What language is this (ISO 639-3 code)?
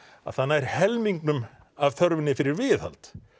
isl